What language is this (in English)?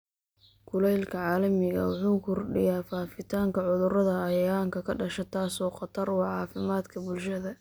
Somali